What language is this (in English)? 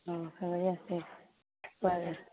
Urdu